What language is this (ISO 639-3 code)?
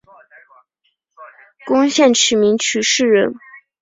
zho